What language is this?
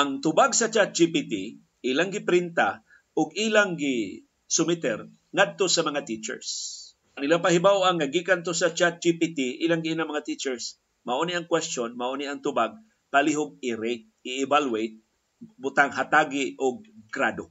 Filipino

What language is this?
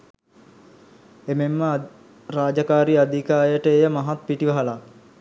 Sinhala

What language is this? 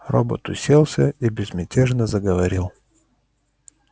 Russian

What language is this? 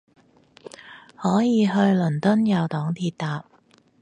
Cantonese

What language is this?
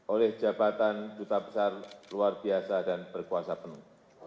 Indonesian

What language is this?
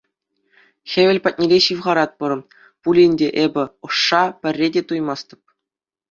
Chuvash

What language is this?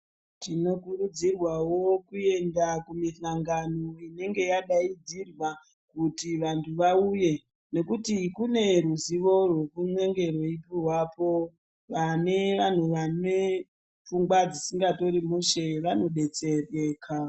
Ndau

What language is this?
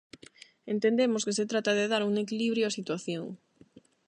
Galician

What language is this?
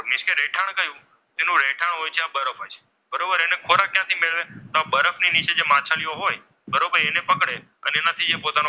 Gujarati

